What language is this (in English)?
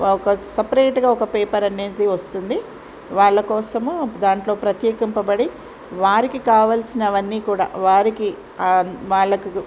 Telugu